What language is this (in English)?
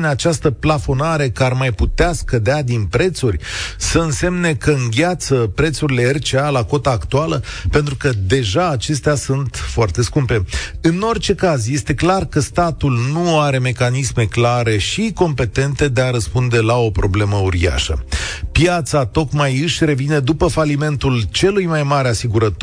Romanian